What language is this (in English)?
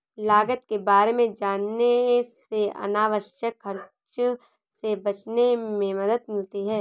Hindi